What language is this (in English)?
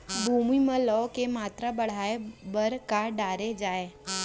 Chhattisgarhi